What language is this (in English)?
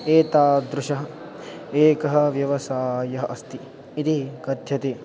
Sanskrit